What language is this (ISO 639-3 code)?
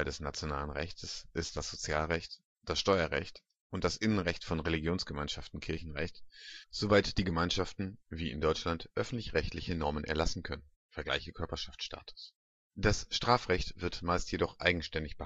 deu